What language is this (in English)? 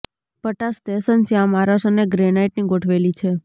Gujarati